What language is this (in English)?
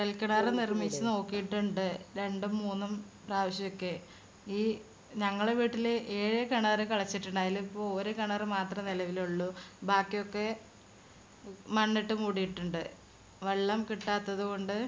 Malayalam